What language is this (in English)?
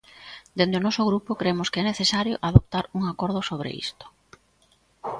Galician